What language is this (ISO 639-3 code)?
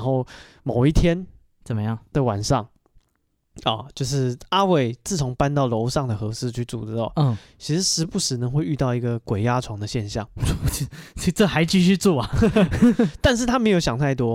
zho